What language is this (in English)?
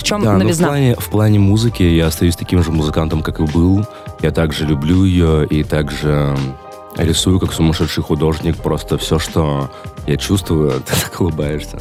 Russian